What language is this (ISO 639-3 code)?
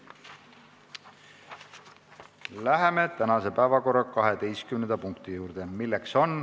est